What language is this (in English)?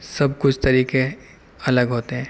Urdu